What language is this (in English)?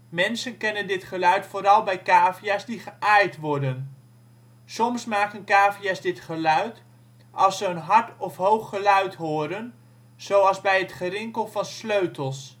Dutch